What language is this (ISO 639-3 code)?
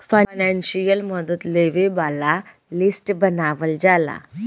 bho